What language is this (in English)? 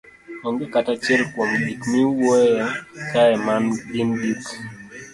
Luo (Kenya and Tanzania)